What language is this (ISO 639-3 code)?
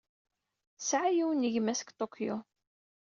kab